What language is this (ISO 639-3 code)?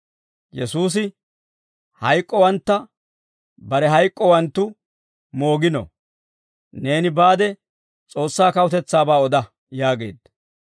dwr